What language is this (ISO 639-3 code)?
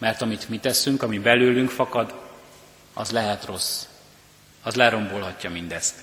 hun